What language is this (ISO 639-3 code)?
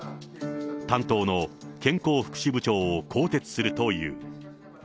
jpn